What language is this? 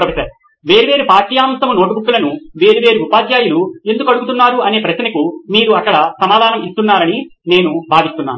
Telugu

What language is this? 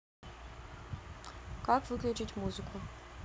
Russian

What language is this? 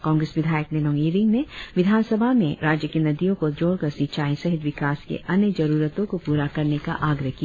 Hindi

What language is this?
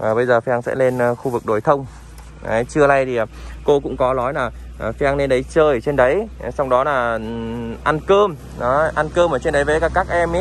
Vietnamese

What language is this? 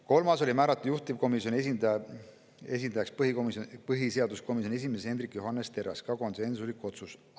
Estonian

